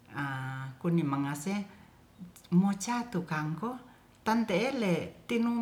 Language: Ratahan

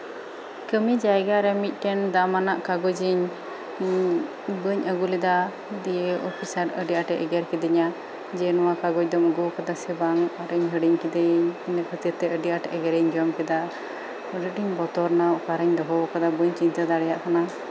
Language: Santali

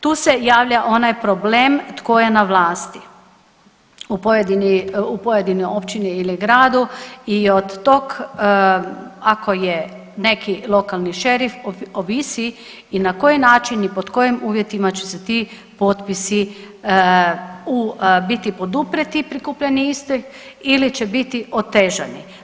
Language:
Croatian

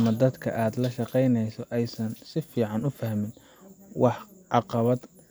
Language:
Somali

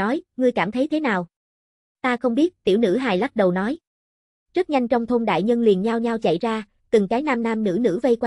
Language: Vietnamese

